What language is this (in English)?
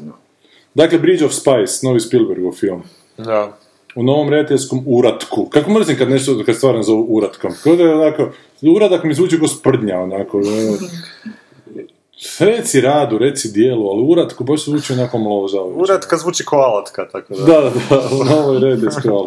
Croatian